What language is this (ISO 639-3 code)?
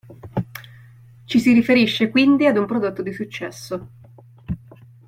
ita